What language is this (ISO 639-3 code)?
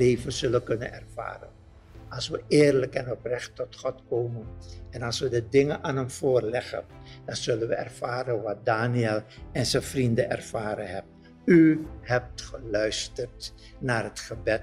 nld